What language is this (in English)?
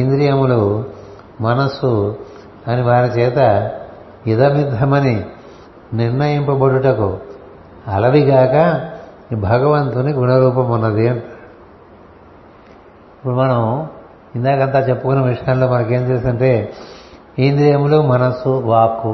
Telugu